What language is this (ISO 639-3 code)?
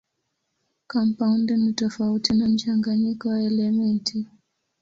swa